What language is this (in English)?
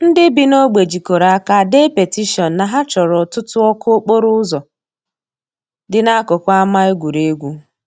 Igbo